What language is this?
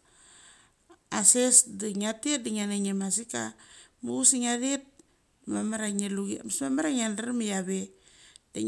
Mali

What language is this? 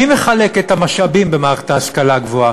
Hebrew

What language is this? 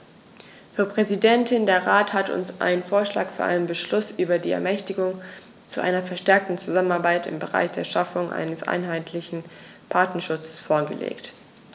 German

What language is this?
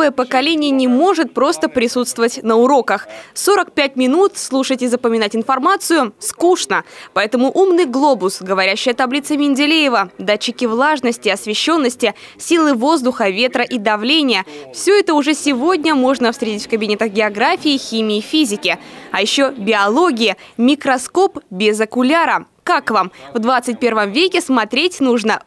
Russian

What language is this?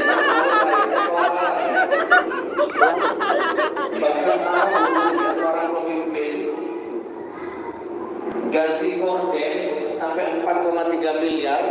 Indonesian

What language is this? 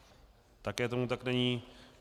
Czech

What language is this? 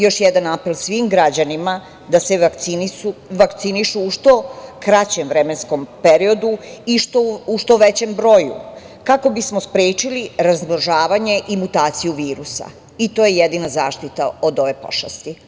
Serbian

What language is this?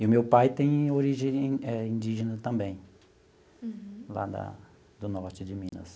Portuguese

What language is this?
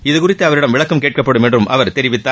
Tamil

